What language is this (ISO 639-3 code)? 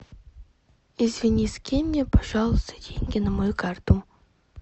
rus